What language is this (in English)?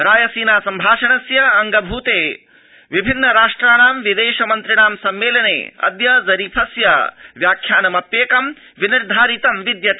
Sanskrit